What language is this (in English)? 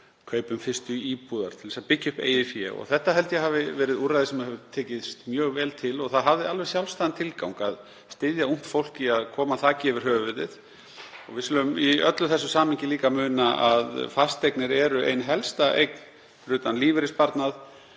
Icelandic